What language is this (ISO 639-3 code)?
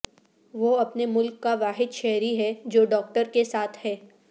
urd